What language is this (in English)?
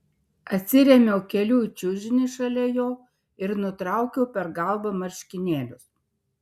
Lithuanian